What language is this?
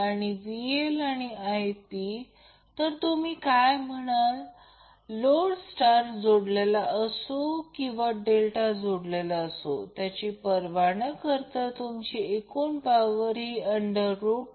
Marathi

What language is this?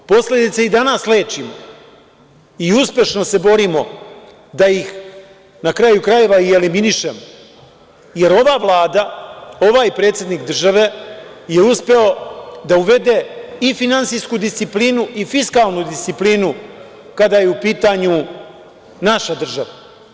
Serbian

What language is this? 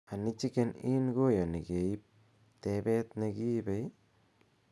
Kalenjin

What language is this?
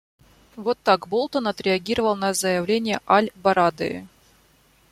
Russian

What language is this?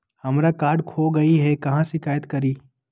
Magahi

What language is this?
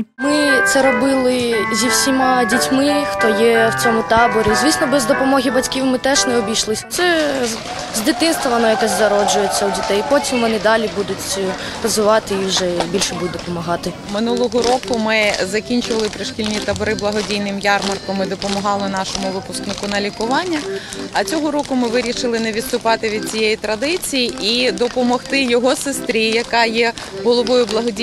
Ukrainian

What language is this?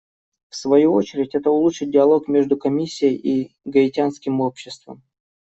Russian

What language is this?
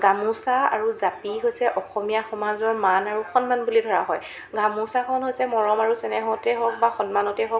Assamese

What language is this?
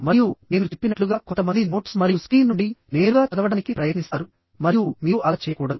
Telugu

